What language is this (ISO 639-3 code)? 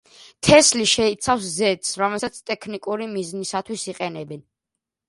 kat